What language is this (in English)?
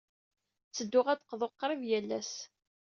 Kabyle